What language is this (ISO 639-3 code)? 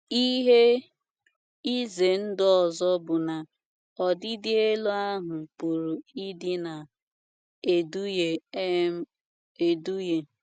ibo